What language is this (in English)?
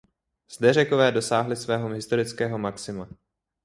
Czech